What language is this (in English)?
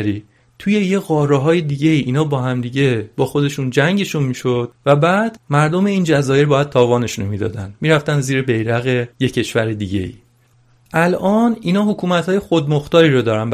Persian